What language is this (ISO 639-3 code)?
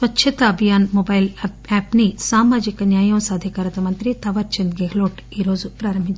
tel